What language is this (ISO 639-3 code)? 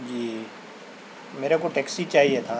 urd